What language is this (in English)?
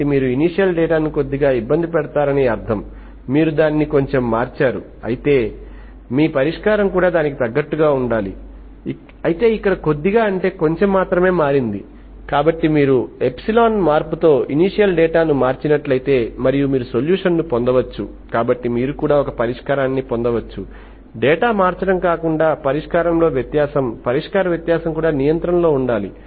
Telugu